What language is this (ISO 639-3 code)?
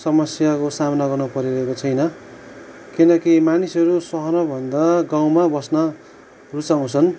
nep